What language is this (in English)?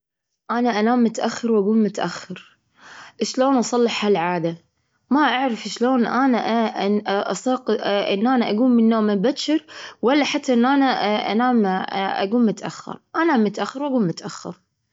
Gulf Arabic